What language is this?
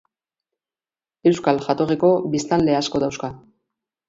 Basque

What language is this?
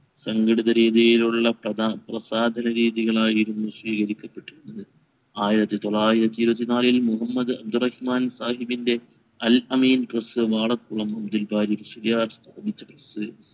Malayalam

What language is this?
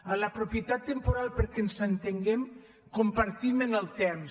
Catalan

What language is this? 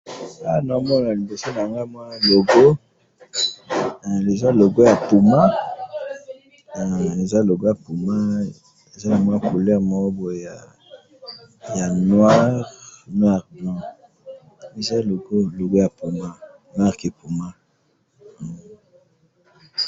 Lingala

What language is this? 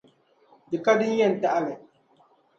Dagbani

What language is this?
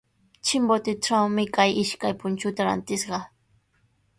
Sihuas Ancash Quechua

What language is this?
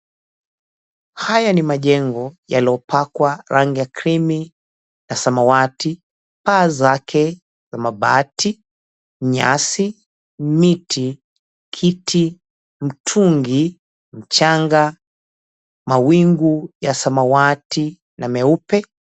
Swahili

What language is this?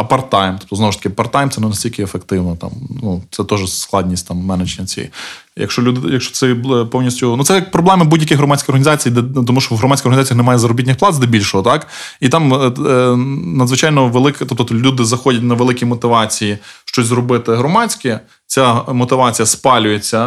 Ukrainian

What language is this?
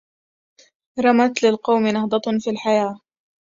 Arabic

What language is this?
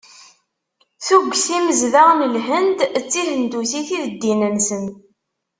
Kabyle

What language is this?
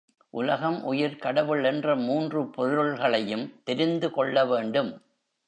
Tamil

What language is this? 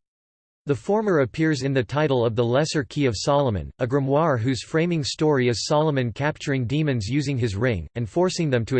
English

